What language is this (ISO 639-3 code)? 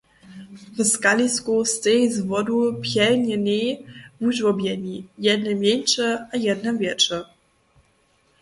hsb